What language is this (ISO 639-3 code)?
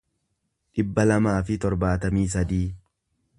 orm